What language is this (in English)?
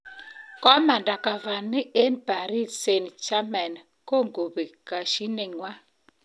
Kalenjin